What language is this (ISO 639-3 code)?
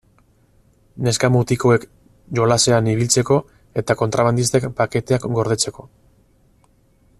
eus